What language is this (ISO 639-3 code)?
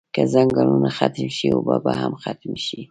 pus